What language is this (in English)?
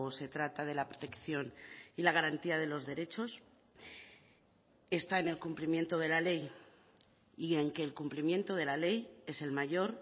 Spanish